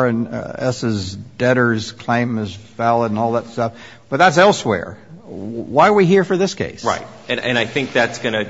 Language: English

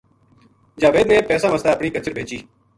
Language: Gujari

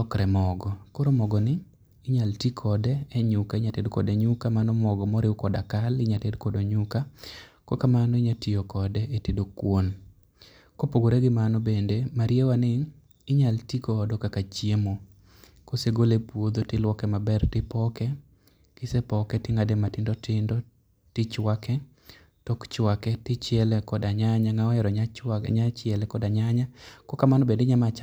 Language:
Luo (Kenya and Tanzania)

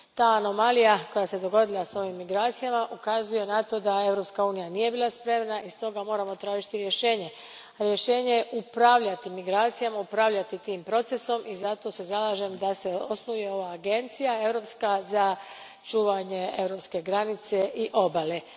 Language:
Croatian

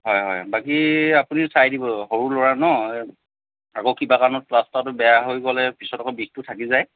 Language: Assamese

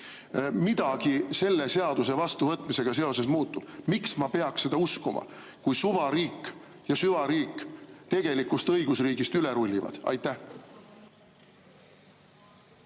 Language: Estonian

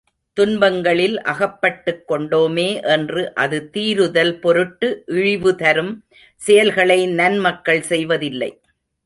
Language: Tamil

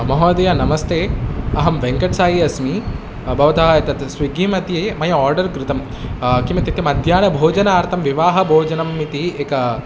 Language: Sanskrit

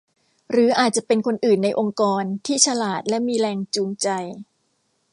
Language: Thai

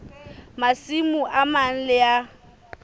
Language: Southern Sotho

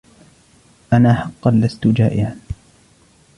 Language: Arabic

